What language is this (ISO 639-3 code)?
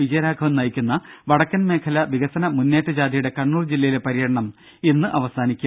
mal